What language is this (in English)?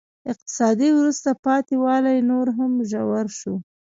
Pashto